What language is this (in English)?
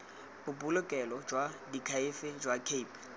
Tswana